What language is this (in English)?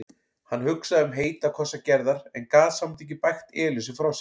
Icelandic